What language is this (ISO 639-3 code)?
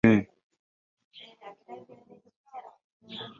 lug